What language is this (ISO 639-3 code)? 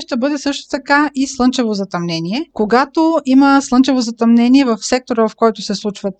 bul